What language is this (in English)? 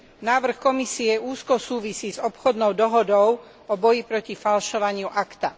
Slovak